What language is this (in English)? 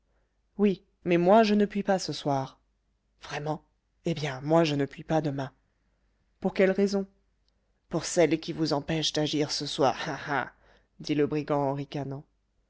French